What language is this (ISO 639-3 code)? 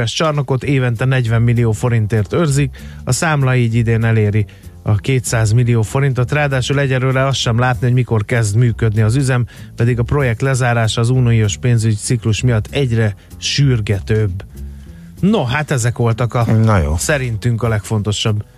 hun